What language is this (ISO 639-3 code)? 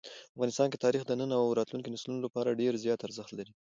pus